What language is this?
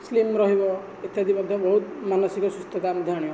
Odia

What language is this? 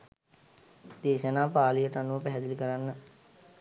Sinhala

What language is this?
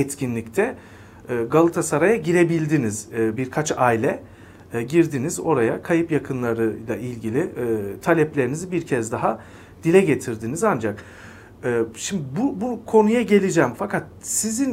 Turkish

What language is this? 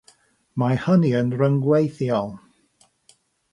Welsh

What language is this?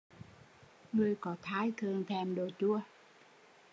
Vietnamese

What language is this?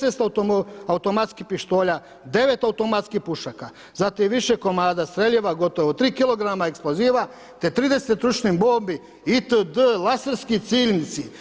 Croatian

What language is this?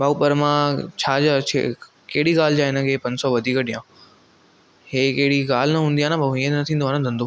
Sindhi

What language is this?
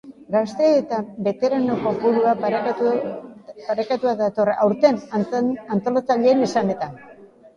Basque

